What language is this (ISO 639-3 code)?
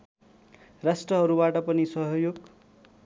nep